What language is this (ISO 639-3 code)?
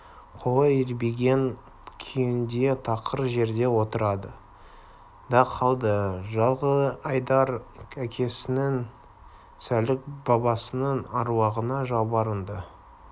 kaz